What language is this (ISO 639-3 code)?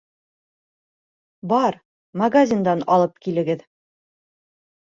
bak